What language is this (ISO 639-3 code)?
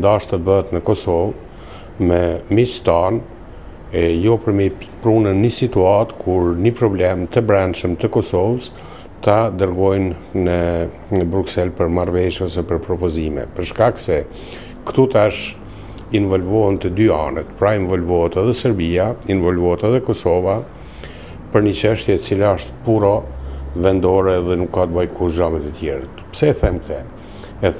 ron